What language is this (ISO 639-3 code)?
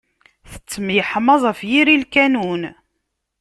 kab